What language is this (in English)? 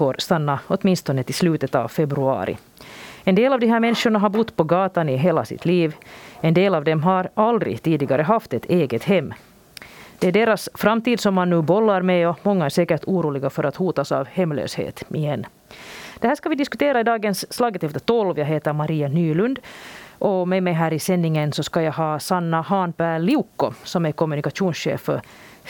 Swedish